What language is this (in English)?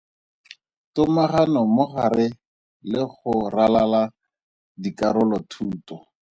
Tswana